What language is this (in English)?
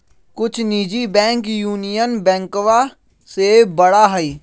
Magahi